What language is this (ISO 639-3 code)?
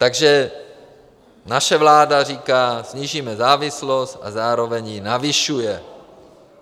ces